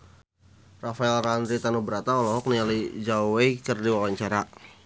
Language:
Sundanese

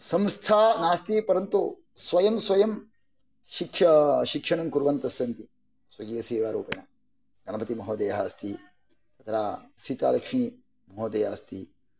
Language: Sanskrit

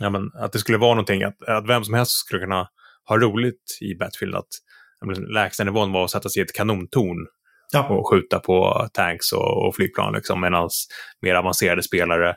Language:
Swedish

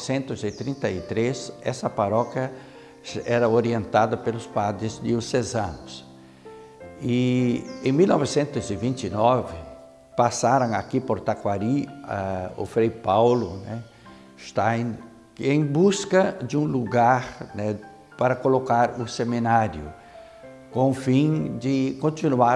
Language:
Portuguese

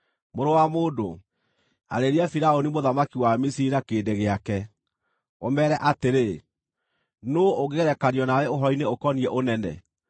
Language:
Kikuyu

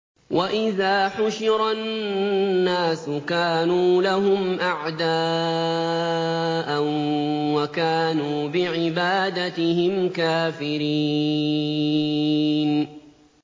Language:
Arabic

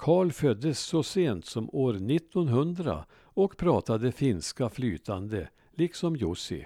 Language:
Swedish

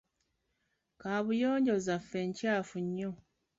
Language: Ganda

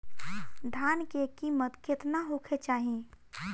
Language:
Bhojpuri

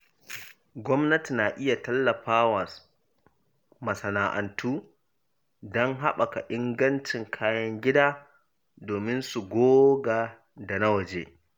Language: Hausa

